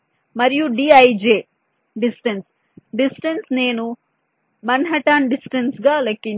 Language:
Telugu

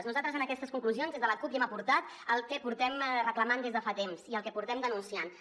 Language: Catalan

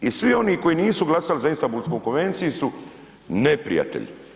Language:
Croatian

